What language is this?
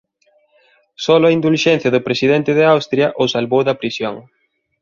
Galician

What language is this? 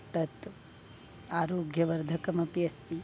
Sanskrit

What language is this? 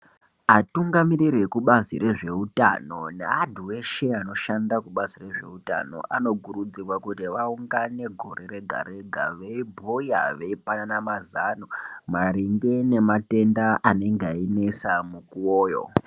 Ndau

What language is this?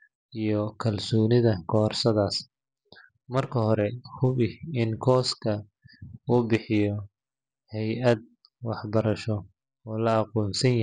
Somali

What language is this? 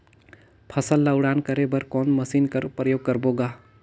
Chhattisgarhi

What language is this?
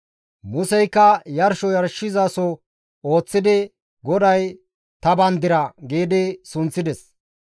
Gamo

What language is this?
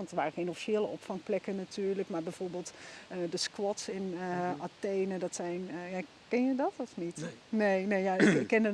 Dutch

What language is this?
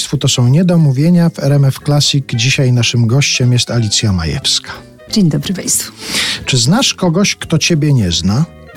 Polish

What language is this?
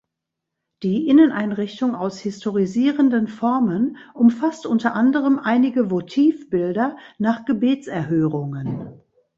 German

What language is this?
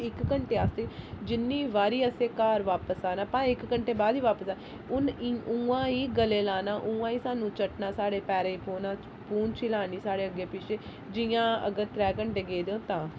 Dogri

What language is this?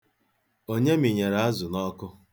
Igbo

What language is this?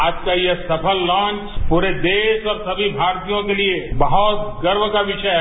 Hindi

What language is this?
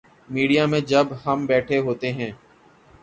Urdu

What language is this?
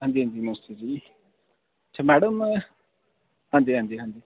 Dogri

